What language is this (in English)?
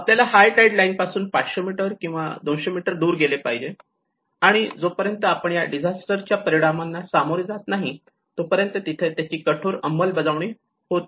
Marathi